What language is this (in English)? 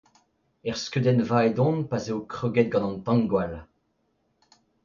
Breton